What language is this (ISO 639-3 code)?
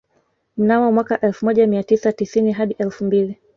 swa